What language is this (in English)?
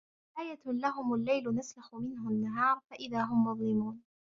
Arabic